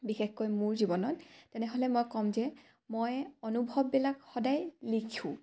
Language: Assamese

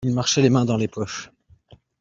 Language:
French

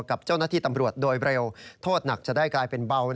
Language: Thai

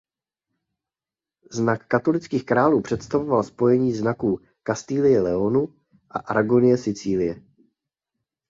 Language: Czech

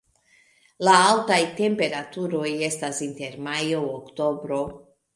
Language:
Esperanto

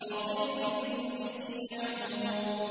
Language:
Arabic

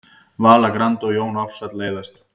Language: Icelandic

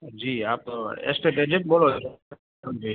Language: Gujarati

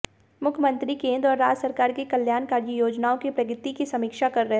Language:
Hindi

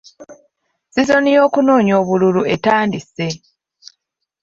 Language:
Ganda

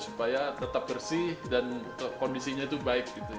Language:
Indonesian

